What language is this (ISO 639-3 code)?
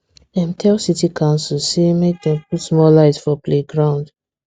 pcm